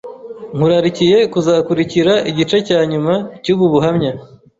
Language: Kinyarwanda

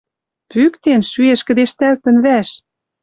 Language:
Western Mari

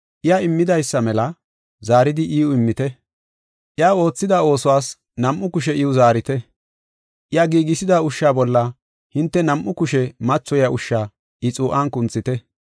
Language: Gofa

